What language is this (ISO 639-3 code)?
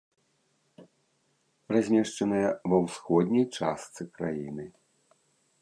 bel